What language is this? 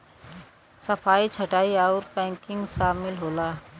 Bhojpuri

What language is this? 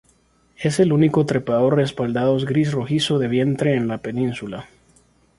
Spanish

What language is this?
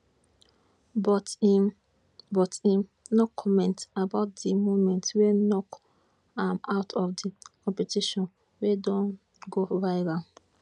Nigerian Pidgin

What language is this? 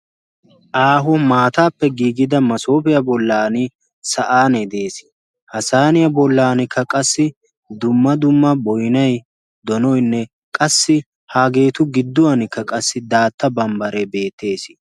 Wolaytta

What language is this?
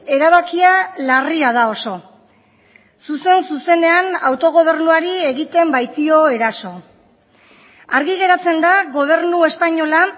Basque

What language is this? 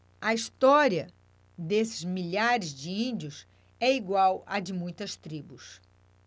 Portuguese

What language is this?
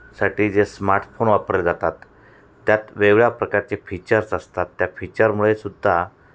Marathi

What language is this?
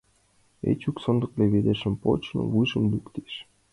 Mari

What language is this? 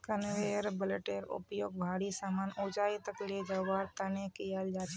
Magahi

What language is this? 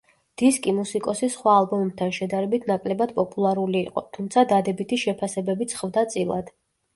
Georgian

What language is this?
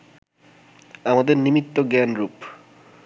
Bangla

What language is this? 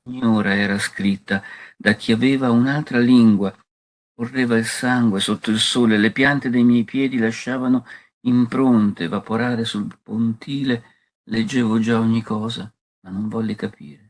Italian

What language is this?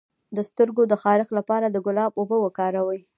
Pashto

